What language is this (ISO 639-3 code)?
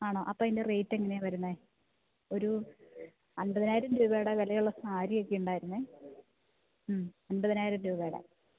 mal